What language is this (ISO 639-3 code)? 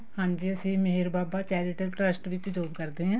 pan